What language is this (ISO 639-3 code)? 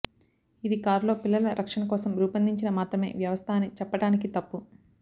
tel